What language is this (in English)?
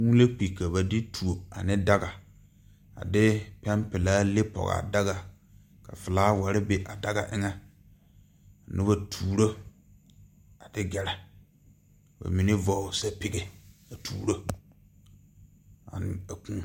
Southern Dagaare